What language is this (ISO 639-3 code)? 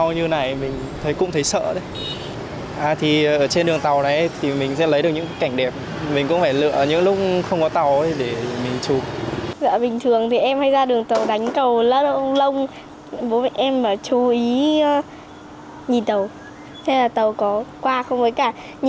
vie